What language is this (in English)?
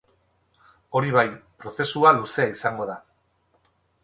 Basque